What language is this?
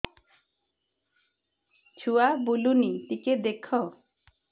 Odia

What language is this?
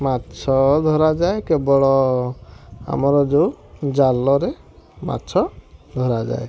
Odia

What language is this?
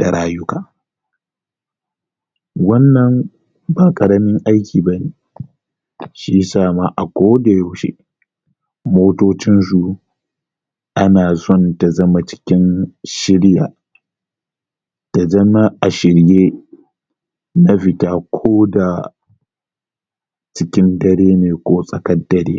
Hausa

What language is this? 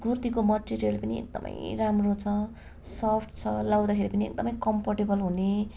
Nepali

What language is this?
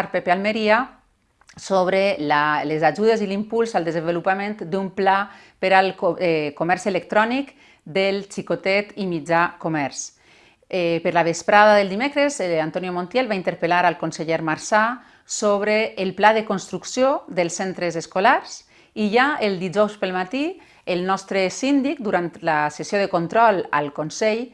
Catalan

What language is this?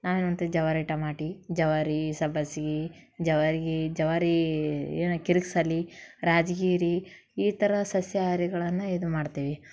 Kannada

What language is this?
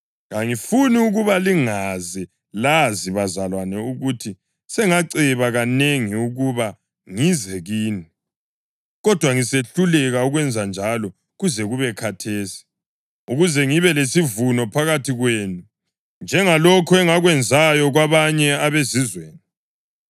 North Ndebele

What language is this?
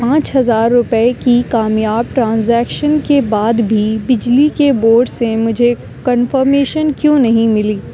Urdu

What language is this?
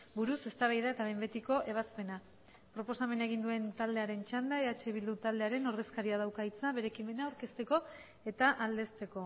Basque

